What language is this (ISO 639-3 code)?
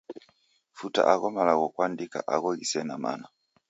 dav